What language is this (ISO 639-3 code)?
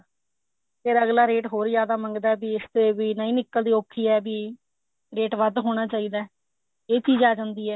pan